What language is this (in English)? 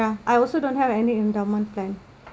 English